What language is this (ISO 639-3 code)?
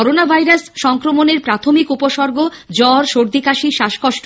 ben